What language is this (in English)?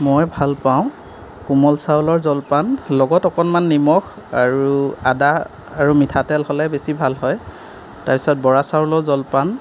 Assamese